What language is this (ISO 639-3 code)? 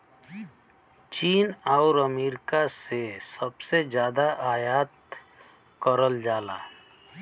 bho